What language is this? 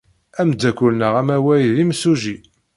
Kabyle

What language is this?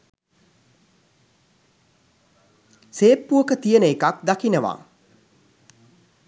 Sinhala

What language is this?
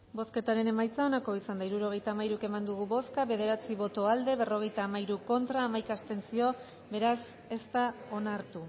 Basque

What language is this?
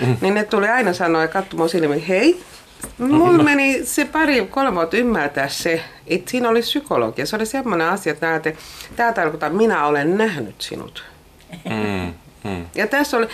Finnish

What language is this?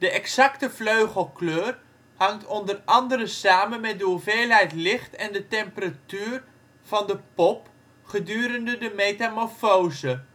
Dutch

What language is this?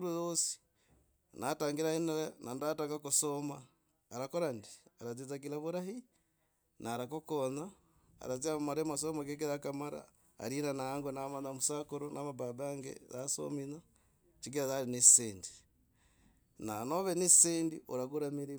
Logooli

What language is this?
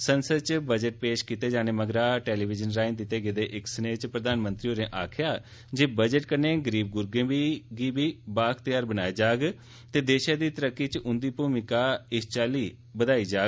Dogri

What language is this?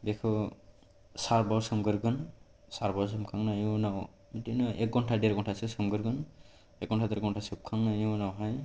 Bodo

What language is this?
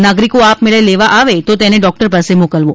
Gujarati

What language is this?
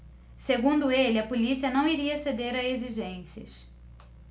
Portuguese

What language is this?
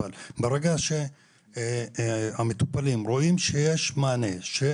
Hebrew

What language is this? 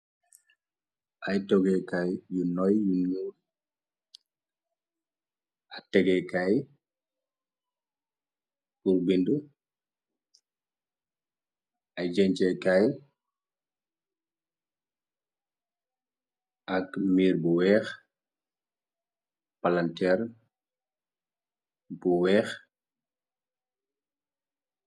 Wolof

